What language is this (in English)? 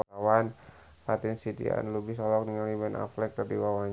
Sundanese